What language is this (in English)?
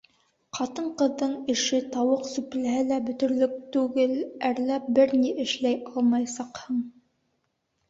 Bashkir